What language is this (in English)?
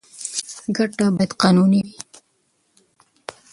Pashto